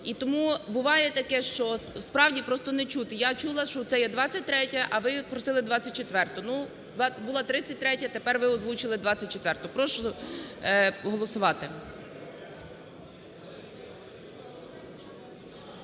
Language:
Ukrainian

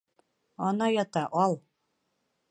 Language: Bashkir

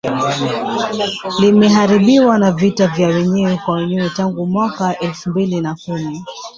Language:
Swahili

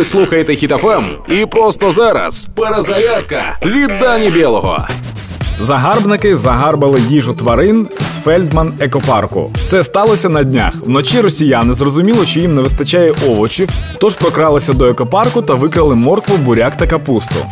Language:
Ukrainian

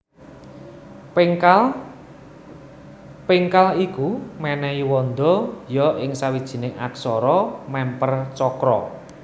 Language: Javanese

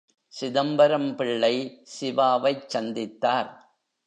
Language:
Tamil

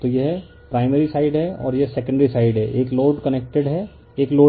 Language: Hindi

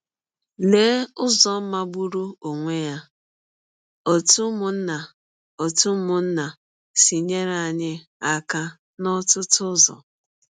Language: Igbo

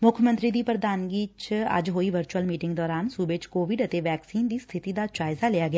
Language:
Punjabi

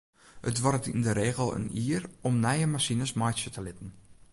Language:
Western Frisian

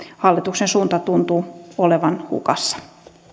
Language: Finnish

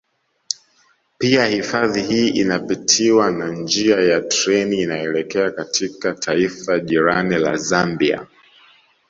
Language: Swahili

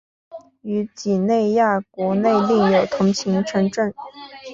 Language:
Chinese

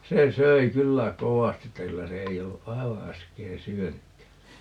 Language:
Finnish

